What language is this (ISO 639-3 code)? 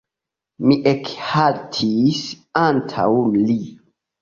epo